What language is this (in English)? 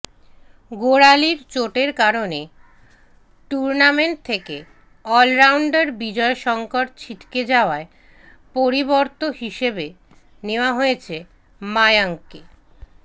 Bangla